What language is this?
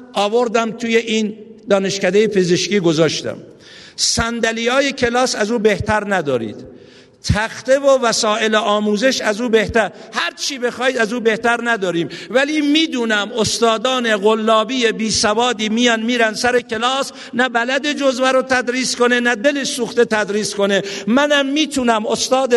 Persian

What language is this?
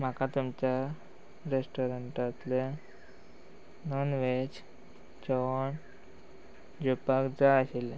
Konkani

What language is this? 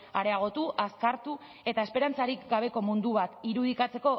Basque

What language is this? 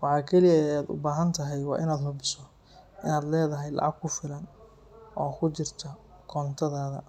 Somali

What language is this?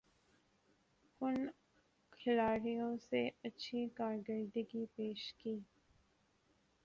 Urdu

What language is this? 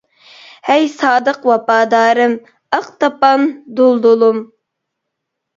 Uyghur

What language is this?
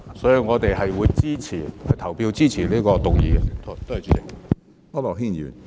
Cantonese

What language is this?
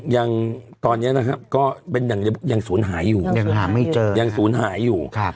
Thai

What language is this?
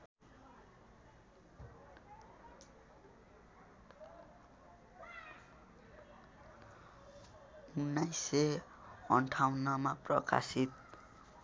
Nepali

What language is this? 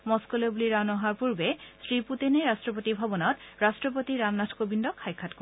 Assamese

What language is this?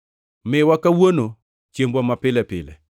Luo (Kenya and Tanzania)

